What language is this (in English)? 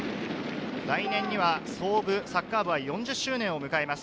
Japanese